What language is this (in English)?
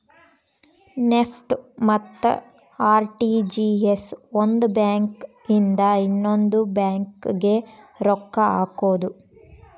Kannada